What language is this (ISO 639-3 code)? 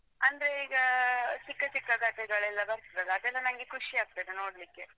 kan